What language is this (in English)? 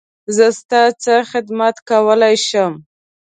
Pashto